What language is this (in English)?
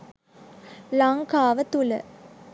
Sinhala